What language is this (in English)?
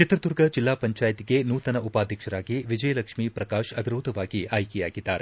Kannada